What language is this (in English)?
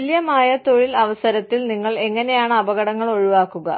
Malayalam